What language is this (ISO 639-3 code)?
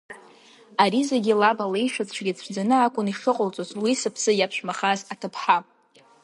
abk